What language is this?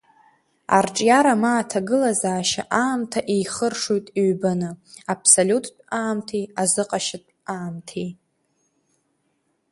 Abkhazian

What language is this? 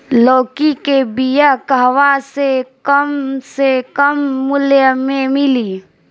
Bhojpuri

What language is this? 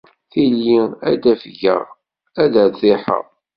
Kabyle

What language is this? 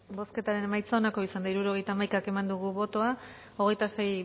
Basque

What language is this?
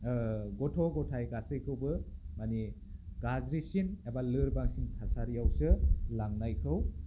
Bodo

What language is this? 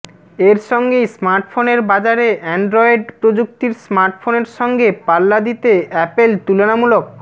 Bangla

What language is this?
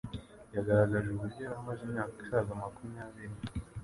Kinyarwanda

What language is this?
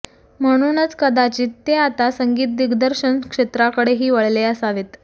Marathi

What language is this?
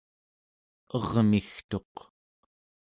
Central Yupik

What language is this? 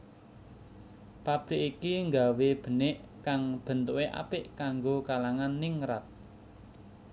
Javanese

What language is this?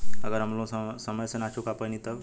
Bhojpuri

